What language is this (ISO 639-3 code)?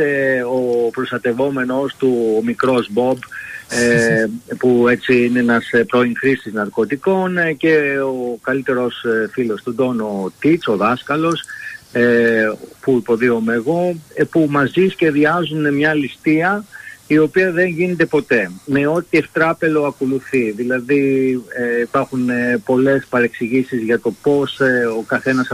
ell